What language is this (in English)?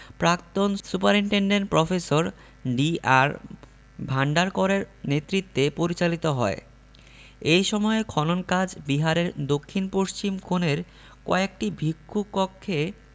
Bangla